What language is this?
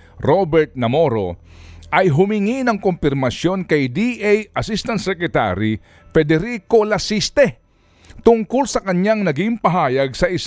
Filipino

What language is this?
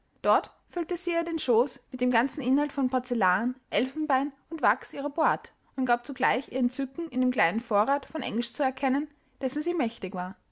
German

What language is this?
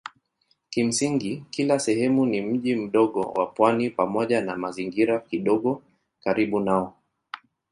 Swahili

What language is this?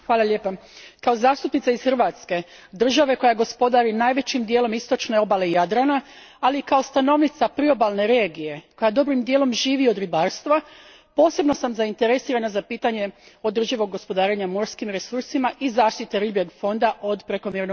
Croatian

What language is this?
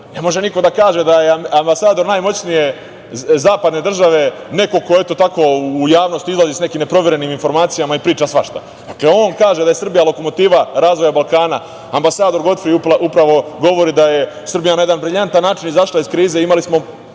Serbian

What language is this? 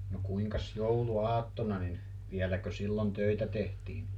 Finnish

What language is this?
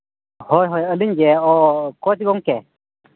Santali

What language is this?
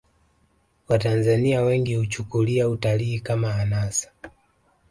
Swahili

